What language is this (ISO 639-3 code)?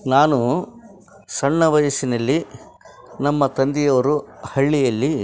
kan